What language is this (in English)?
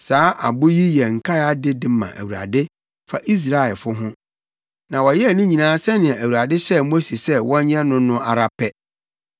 Akan